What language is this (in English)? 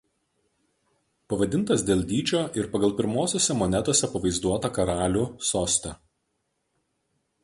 Lithuanian